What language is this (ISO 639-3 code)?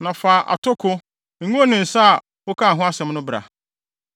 aka